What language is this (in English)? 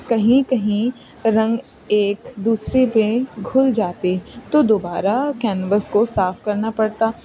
Urdu